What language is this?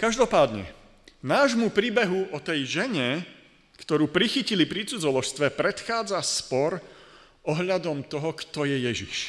Slovak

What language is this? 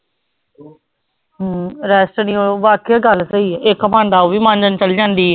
Punjabi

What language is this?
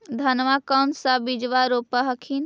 Magahi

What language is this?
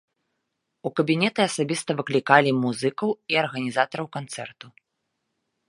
Belarusian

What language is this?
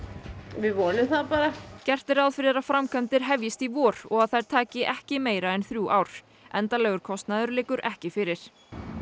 Icelandic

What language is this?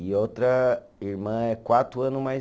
Portuguese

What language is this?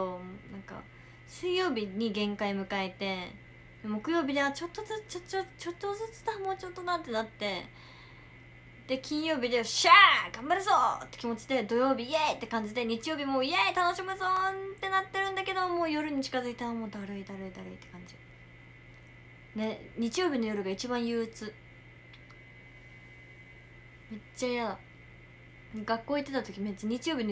Japanese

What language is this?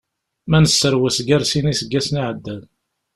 Kabyle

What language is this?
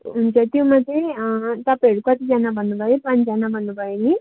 Nepali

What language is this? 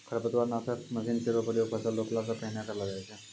Maithili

